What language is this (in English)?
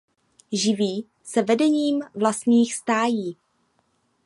Czech